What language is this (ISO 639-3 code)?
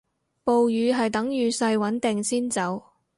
yue